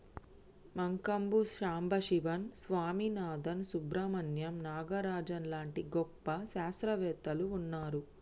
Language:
Telugu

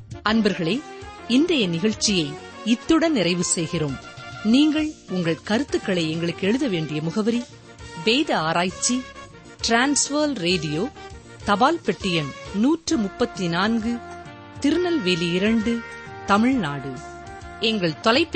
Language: Tamil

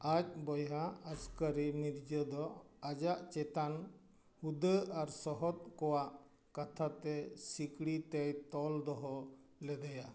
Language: Santali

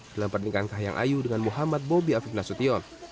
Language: Indonesian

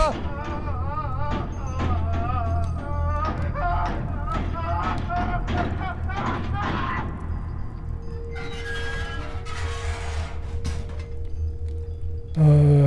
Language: French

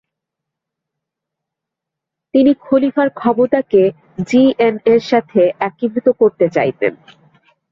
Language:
Bangla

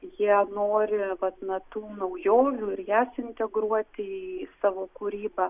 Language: Lithuanian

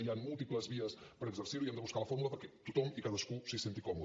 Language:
Catalan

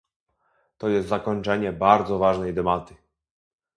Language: Polish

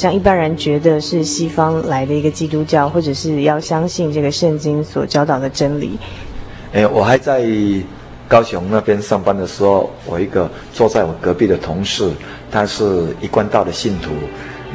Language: Chinese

